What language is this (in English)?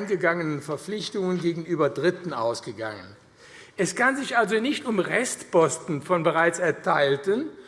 German